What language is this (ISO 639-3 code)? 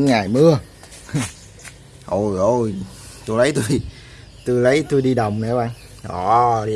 vie